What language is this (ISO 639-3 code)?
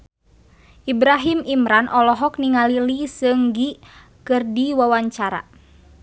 sun